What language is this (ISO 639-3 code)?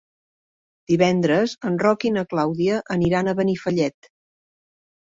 cat